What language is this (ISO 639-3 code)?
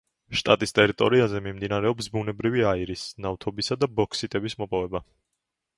kat